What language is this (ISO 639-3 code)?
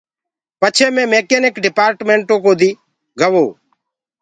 ggg